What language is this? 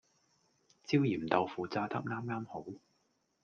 Cantonese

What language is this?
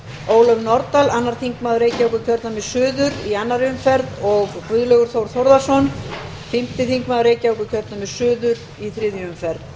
Icelandic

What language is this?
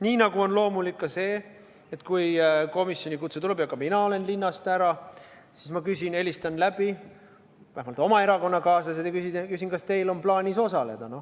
Estonian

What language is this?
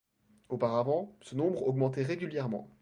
French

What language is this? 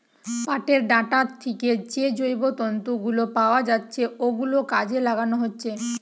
Bangla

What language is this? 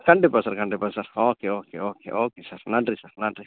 Tamil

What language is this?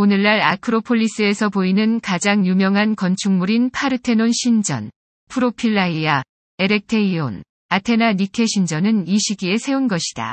Korean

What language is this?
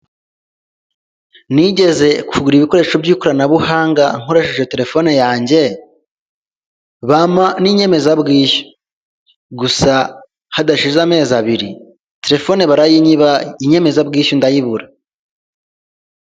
Kinyarwanda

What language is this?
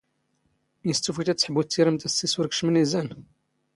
Standard Moroccan Tamazight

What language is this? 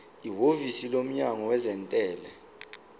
Zulu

